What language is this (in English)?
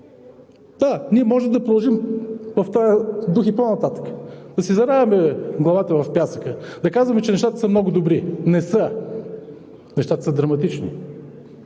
Bulgarian